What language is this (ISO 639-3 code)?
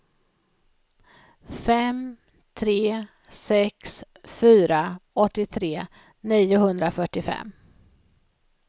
swe